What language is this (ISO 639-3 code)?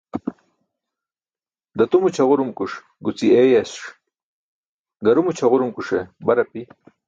bsk